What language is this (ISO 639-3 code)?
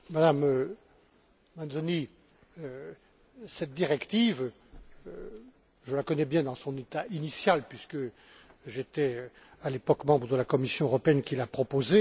fra